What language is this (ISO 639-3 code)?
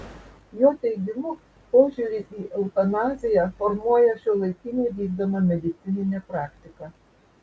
lit